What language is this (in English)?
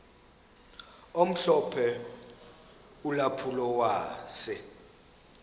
Xhosa